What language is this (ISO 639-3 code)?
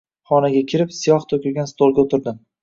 uzb